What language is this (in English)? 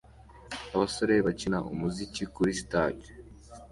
Kinyarwanda